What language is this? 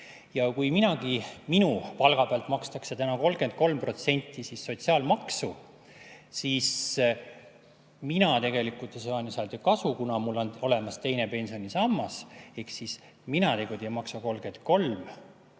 Estonian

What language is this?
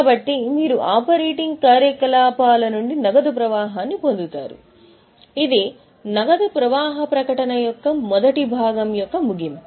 Telugu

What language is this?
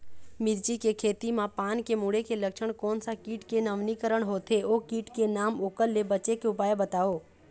Chhattisgarhi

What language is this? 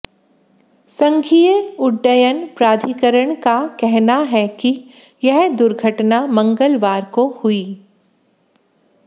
Hindi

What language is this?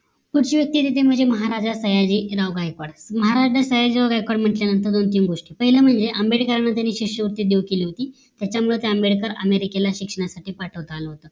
Marathi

